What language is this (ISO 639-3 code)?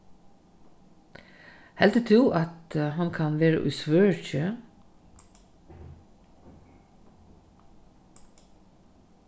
fao